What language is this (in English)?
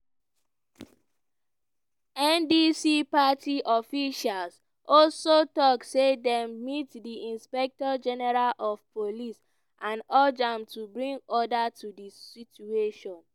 Nigerian Pidgin